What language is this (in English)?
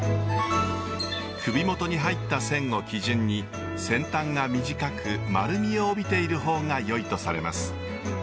Japanese